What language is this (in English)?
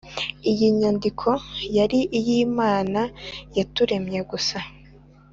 Kinyarwanda